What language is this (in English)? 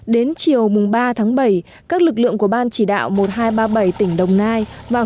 Vietnamese